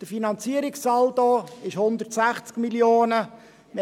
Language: Swiss German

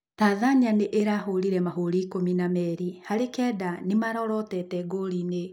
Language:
Kikuyu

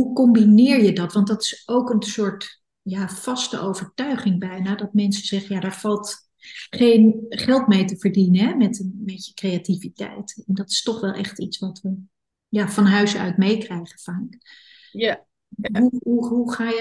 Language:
Dutch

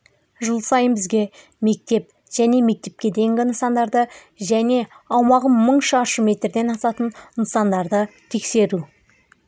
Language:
Kazakh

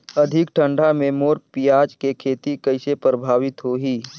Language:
Chhattisgarhi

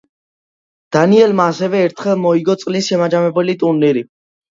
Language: Georgian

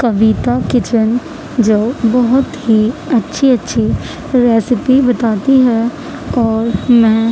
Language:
Urdu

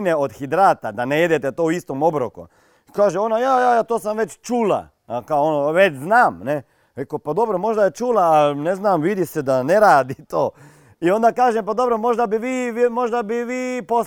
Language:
Croatian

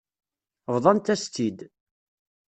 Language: Kabyle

